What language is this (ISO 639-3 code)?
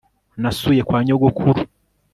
kin